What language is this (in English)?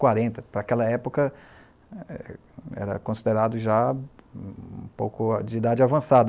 Portuguese